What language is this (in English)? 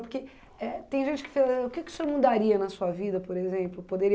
Portuguese